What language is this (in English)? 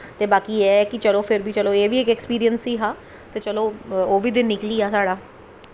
Dogri